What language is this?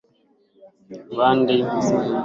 Swahili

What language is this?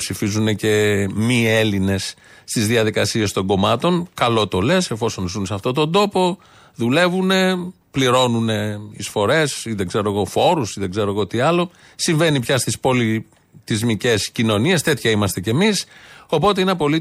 Greek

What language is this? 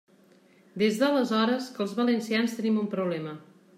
Catalan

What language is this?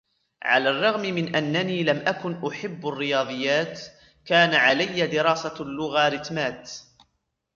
Arabic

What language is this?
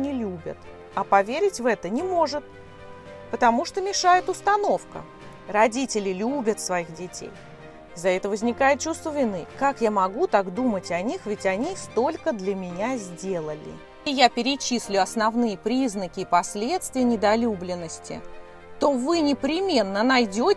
Russian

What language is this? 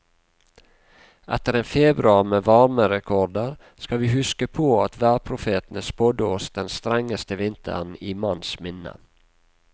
Norwegian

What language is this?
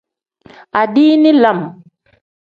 Tem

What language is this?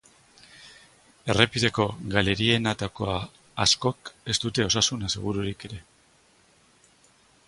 Basque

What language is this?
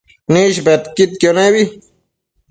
Matsés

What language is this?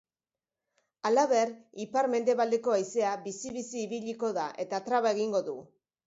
Basque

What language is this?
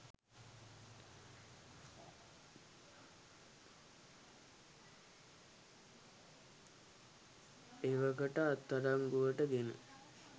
Sinhala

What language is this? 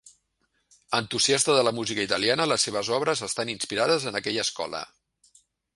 Catalan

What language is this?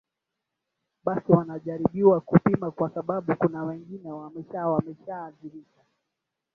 Swahili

